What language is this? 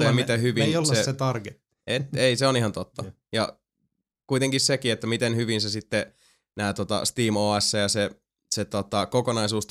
Finnish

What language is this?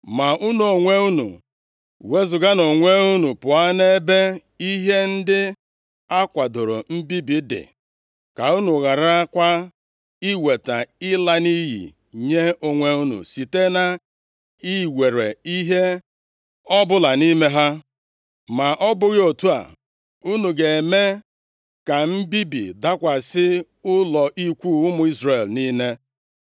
Igbo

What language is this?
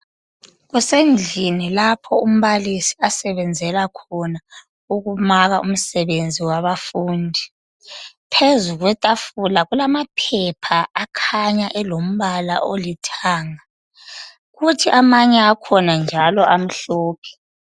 North Ndebele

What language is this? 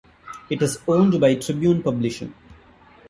English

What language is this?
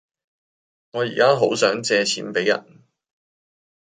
Cantonese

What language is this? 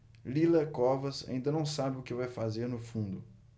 Portuguese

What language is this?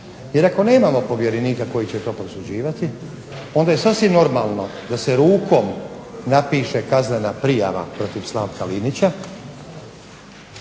Croatian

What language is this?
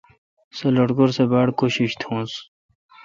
Kalkoti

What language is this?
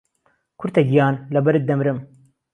Central Kurdish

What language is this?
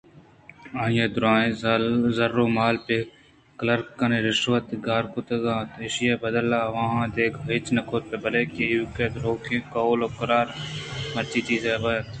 Eastern Balochi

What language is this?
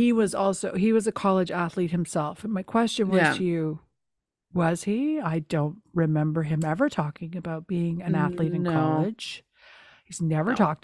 English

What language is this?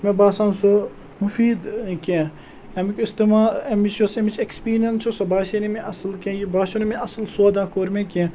Kashmiri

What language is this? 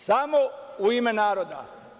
Serbian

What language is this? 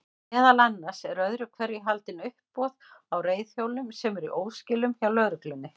Icelandic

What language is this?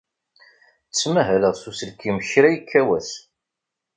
Kabyle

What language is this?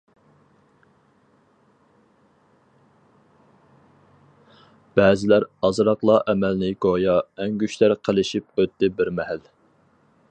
Uyghur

